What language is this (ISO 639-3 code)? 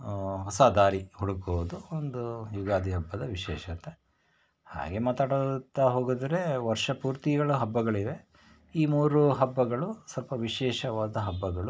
kan